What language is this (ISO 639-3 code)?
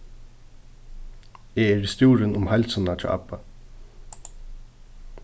fao